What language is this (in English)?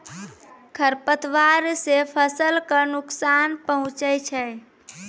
Maithili